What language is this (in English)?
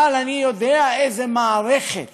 Hebrew